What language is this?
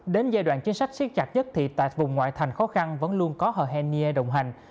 Vietnamese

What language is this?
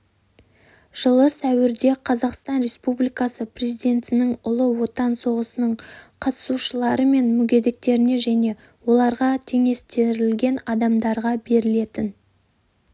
Kazakh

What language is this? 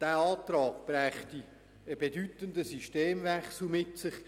Swiss German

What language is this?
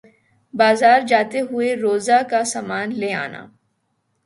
Urdu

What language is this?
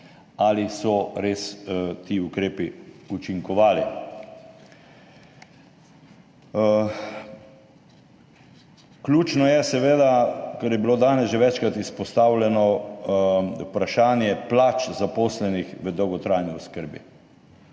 Slovenian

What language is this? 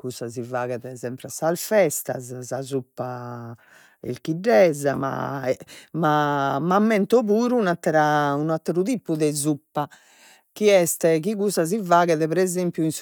Sardinian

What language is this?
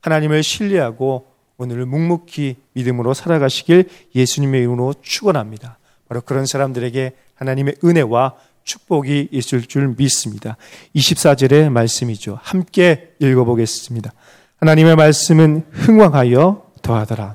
Korean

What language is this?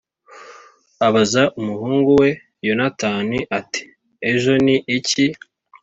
Kinyarwanda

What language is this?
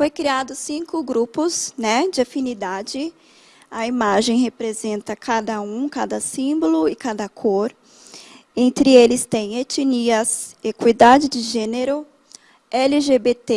Portuguese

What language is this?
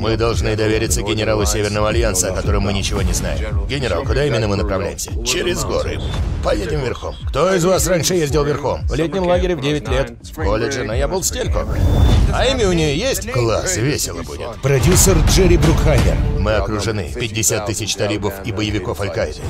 Russian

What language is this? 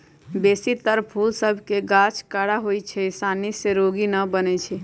Magahi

